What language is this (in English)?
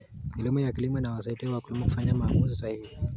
Kalenjin